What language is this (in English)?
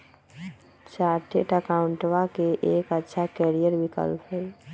Magahi